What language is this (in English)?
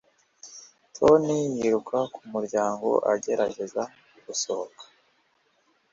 Kinyarwanda